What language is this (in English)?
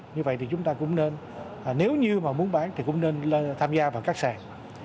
Vietnamese